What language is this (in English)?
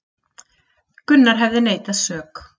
Icelandic